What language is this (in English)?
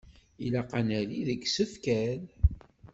Kabyle